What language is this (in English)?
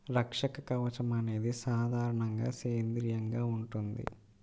Telugu